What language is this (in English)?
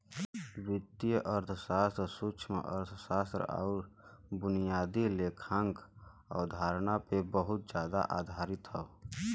Bhojpuri